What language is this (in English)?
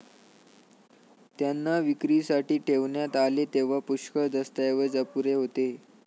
Marathi